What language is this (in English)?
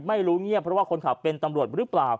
Thai